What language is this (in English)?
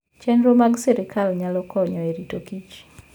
Luo (Kenya and Tanzania)